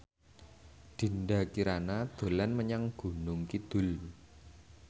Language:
Javanese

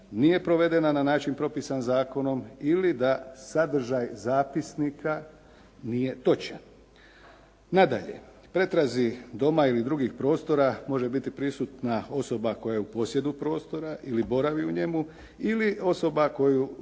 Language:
Croatian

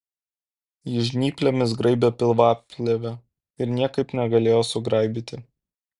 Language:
Lithuanian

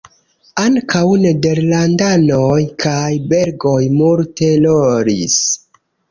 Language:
Esperanto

